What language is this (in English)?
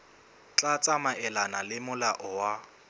Southern Sotho